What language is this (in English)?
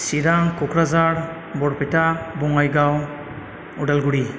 Bodo